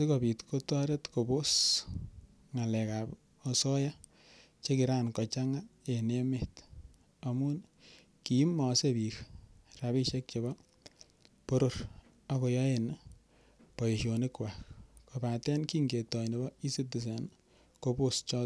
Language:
Kalenjin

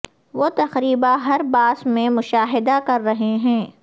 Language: Urdu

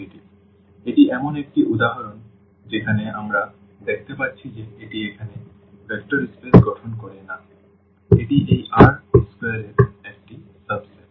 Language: Bangla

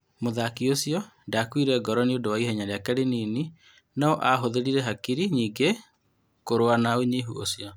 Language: Kikuyu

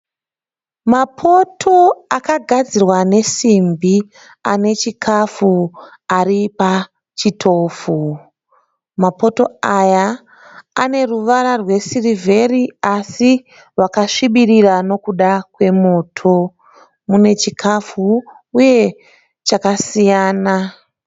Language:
Shona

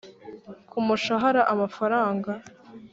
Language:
Kinyarwanda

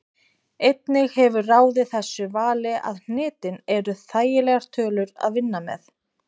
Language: Icelandic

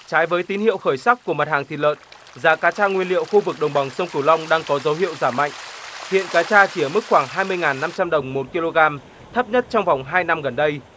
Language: Vietnamese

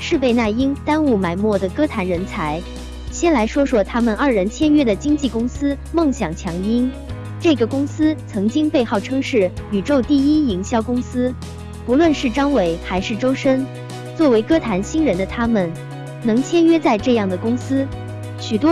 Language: Chinese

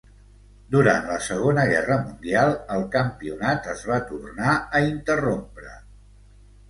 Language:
Catalan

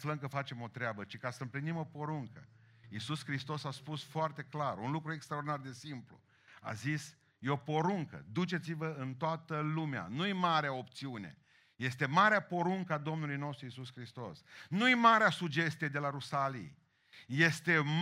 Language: Romanian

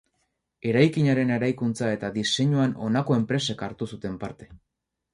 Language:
Basque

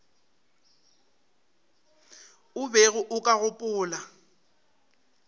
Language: Northern Sotho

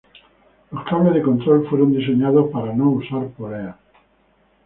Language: Spanish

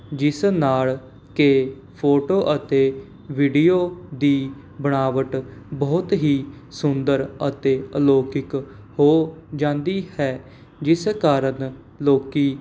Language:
Punjabi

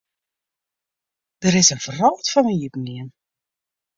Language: Western Frisian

